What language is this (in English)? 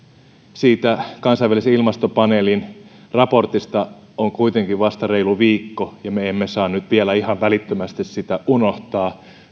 Finnish